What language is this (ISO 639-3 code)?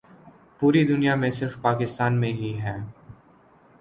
urd